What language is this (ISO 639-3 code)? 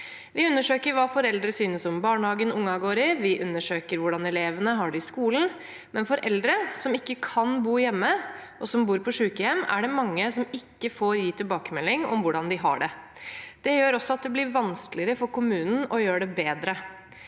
nor